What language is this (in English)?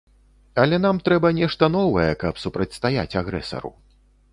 Belarusian